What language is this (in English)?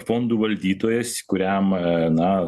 Lithuanian